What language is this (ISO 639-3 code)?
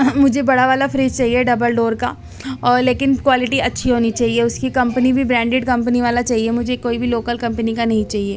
urd